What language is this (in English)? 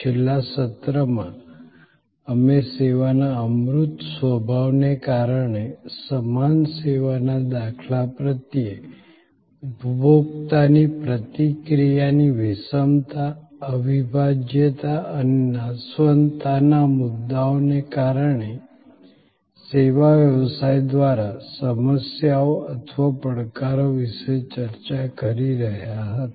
Gujarati